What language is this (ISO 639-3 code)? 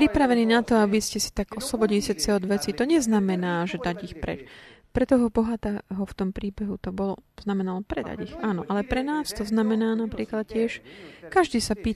slk